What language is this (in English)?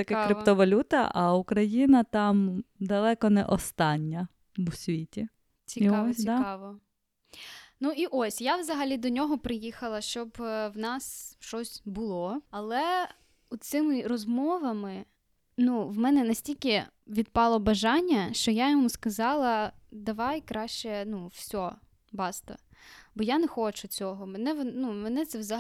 Ukrainian